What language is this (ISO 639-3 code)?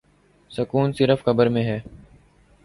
urd